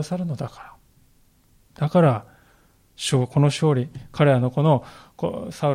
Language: Japanese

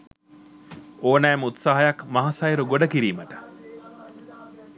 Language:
Sinhala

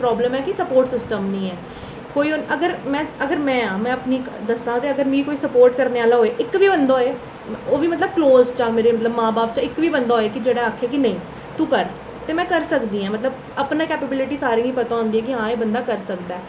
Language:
Dogri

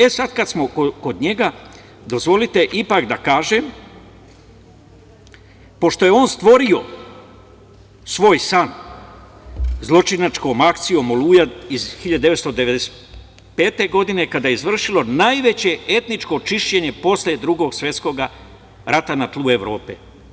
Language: Serbian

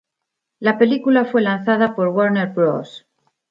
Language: Spanish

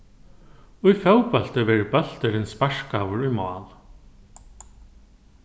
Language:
Faroese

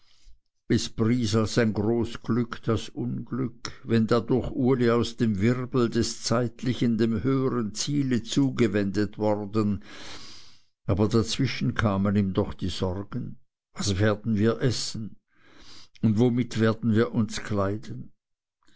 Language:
German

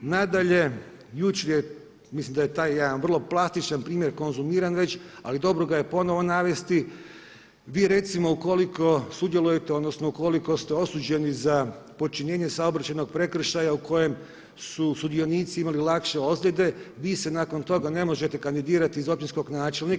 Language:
Croatian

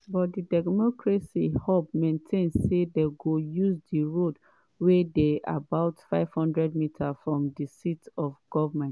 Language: Nigerian Pidgin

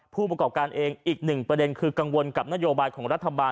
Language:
Thai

